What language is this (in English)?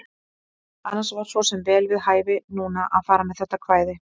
Icelandic